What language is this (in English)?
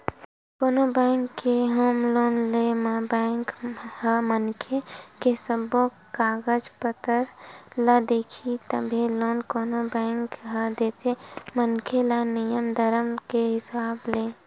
Chhattisgarhi